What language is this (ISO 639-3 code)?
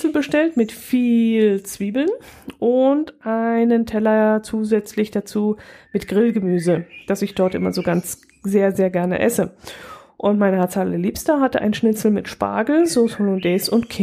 deu